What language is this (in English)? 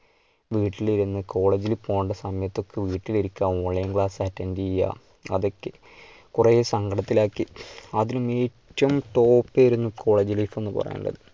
Malayalam